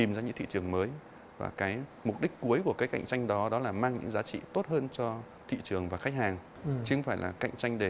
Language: Vietnamese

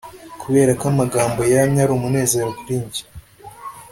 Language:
Kinyarwanda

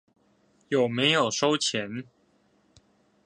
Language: Chinese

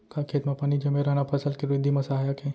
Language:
Chhattisgarhi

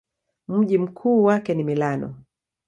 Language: Swahili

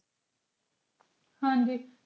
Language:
Punjabi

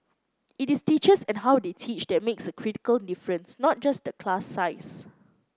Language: English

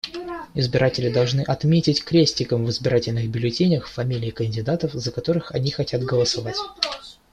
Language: Russian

